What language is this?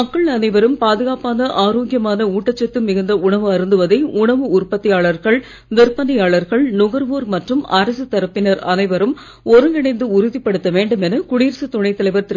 Tamil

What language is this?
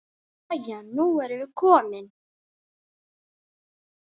Icelandic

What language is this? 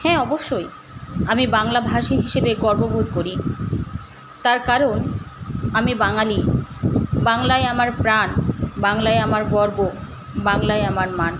Bangla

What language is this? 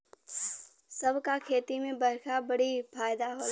Bhojpuri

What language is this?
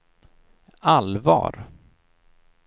Swedish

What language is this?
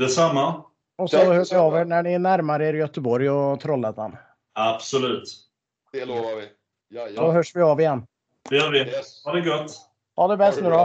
Swedish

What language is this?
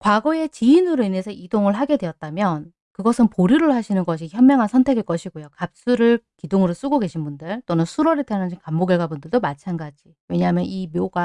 Korean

